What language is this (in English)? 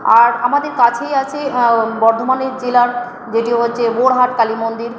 Bangla